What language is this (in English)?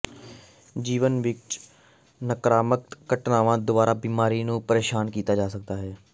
Punjabi